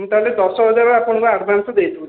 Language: Odia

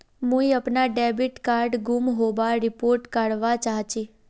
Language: Magahi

